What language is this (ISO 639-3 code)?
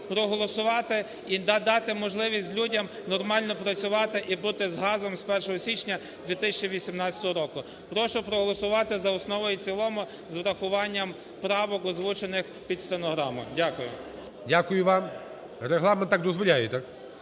ukr